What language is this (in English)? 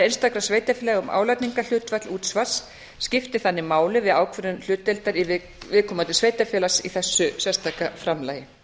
Icelandic